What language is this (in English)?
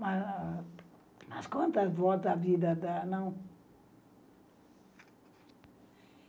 Portuguese